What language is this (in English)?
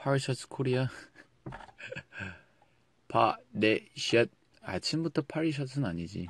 Korean